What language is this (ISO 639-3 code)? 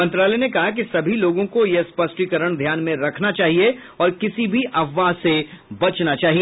hin